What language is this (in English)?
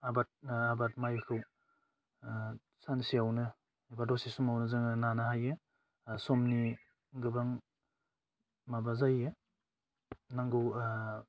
Bodo